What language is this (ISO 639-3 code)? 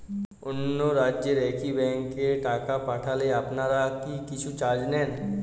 ben